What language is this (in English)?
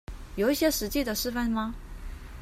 Chinese